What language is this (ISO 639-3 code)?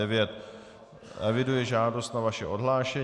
ces